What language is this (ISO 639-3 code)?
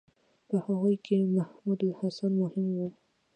pus